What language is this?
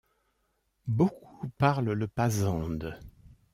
French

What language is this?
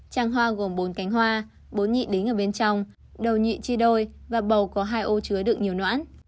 Vietnamese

